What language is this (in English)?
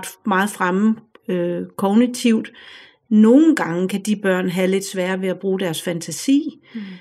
Danish